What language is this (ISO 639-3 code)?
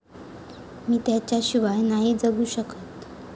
mar